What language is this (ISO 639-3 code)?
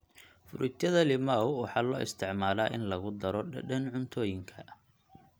som